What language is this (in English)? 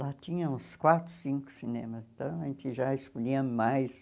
Portuguese